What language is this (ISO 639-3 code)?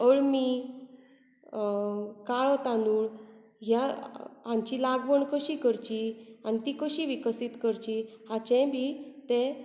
kok